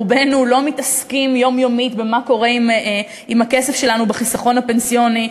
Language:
Hebrew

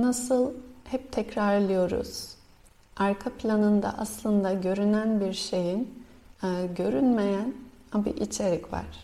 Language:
Turkish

